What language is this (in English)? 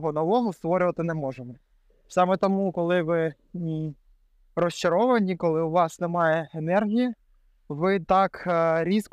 Ukrainian